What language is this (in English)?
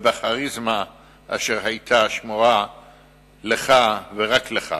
Hebrew